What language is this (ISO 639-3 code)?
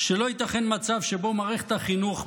heb